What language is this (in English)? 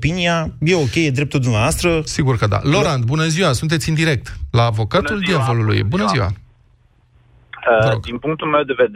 Romanian